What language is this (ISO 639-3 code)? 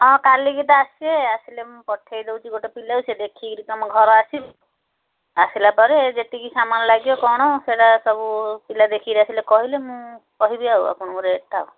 ori